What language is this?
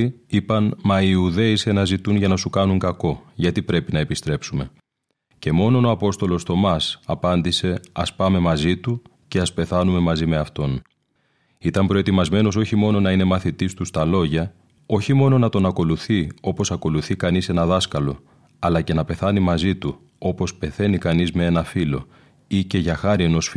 Greek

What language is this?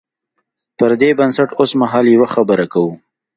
Pashto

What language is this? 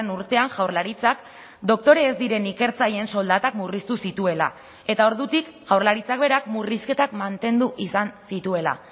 Basque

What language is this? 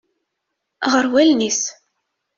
Kabyle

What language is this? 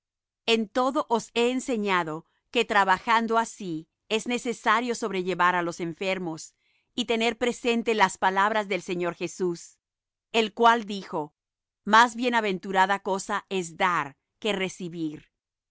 Spanish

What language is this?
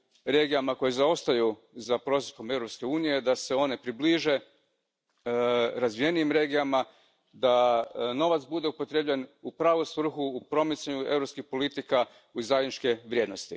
Croatian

